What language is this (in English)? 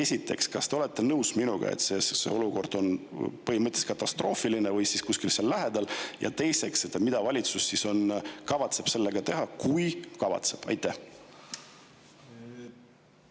Estonian